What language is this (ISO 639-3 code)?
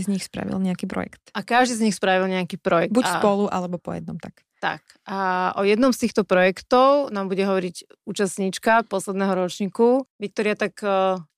slk